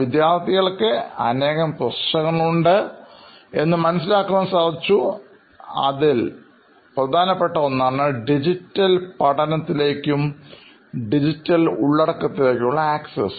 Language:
Malayalam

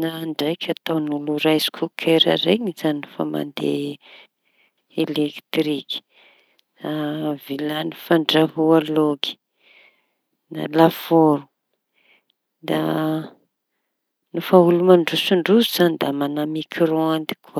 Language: Tanosy Malagasy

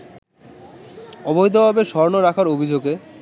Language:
Bangla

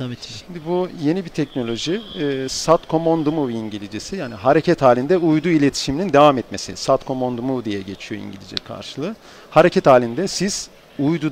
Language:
Turkish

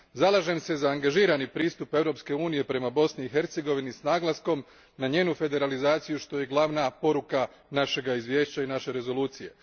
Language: Croatian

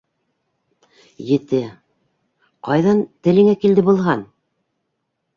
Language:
Bashkir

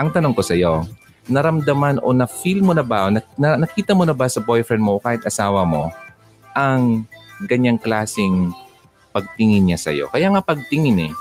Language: Filipino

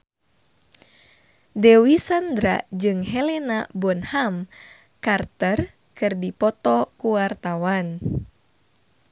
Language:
Sundanese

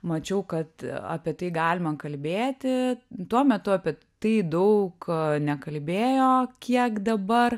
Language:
Lithuanian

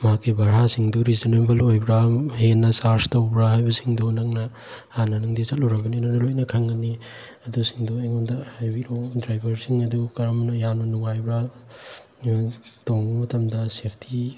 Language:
Manipuri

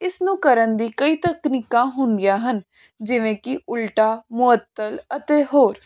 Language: Punjabi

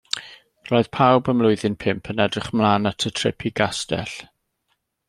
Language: Welsh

